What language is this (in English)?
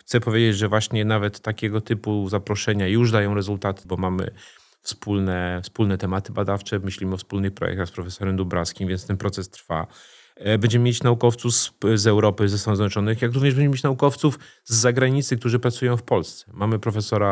Polish